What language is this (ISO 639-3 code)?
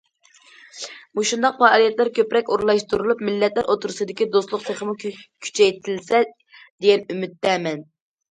uig